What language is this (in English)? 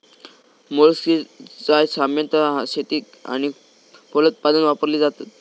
Marathi